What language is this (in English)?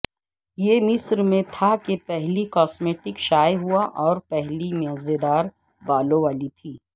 Urdu